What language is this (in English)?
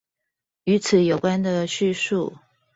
Chinese